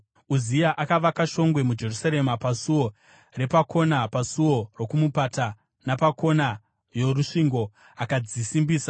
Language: Shona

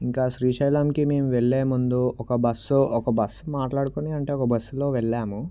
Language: Telugu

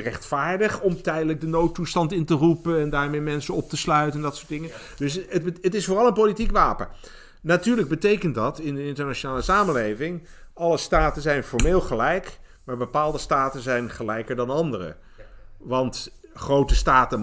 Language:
Dutch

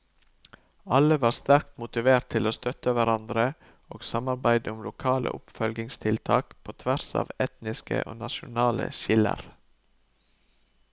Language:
Norwegian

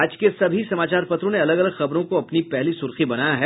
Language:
Hindi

